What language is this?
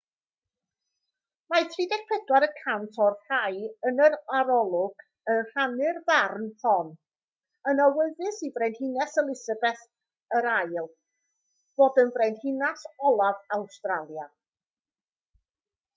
Welsh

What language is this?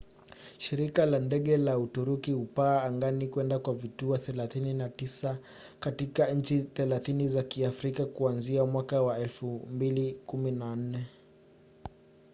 Swahili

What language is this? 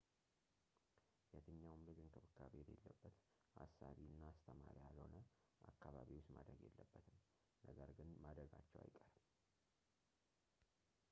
Amharic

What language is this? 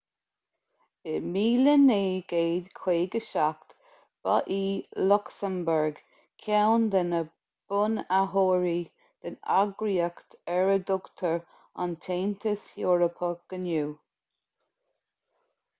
Irish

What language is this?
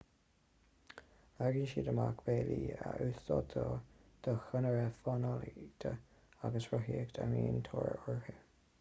Irish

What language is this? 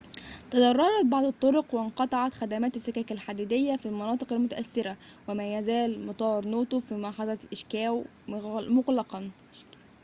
Arabic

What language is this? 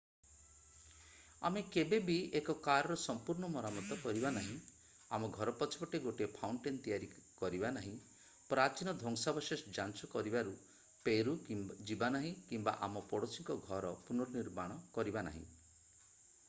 Odia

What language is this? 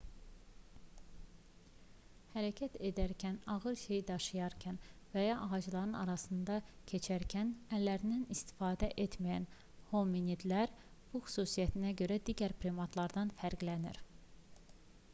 Azerbaijani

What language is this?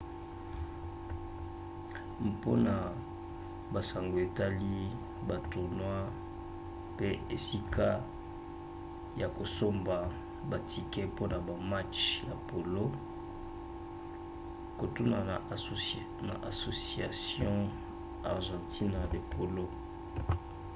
Lingala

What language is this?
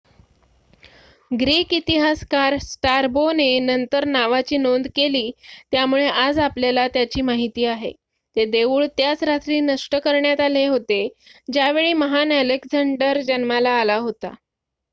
Marathi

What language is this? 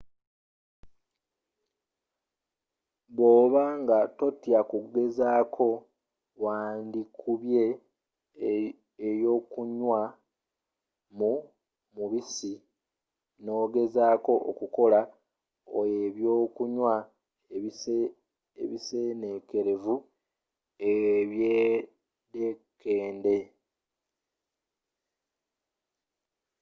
Ganda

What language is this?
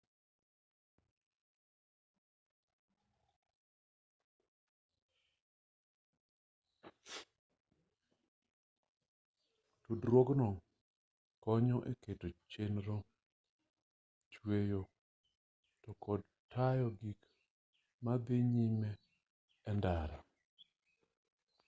Luo (Kenya and Tanzania)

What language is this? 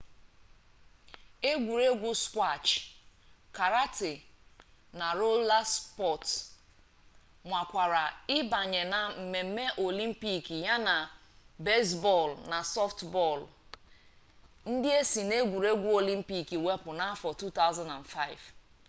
Igbo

